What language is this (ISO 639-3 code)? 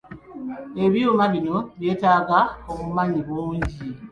lug